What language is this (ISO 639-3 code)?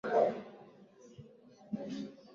swa